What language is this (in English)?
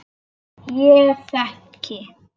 Icelandic